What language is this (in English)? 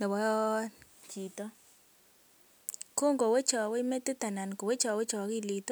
Kalenjin